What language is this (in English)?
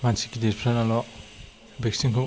Bodo